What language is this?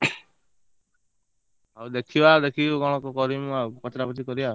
Odia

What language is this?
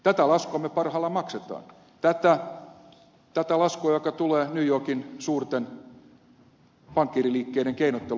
Finnish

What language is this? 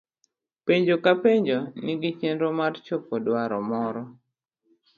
Luo (Kenya and Tanzania)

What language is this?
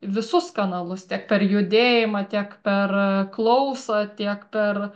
Lithuanian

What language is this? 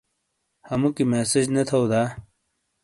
Shina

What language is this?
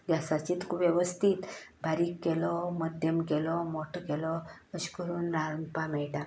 Konkani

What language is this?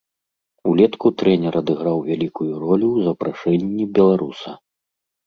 Belarusian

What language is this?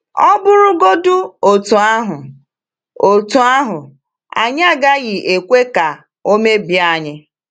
Igbo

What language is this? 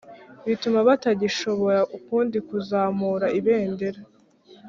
Kinyarwanda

